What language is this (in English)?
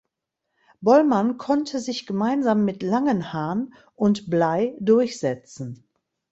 German